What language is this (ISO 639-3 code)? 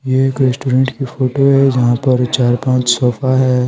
hin